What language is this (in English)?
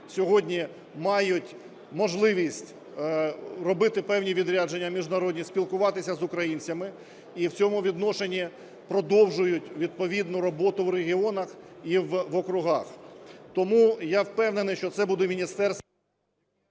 Ukrainian